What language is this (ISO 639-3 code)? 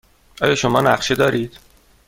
fas